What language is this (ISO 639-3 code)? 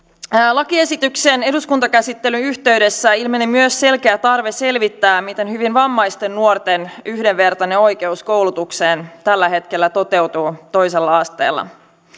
fin